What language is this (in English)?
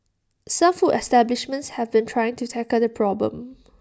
English